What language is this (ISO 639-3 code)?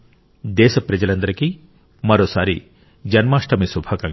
tel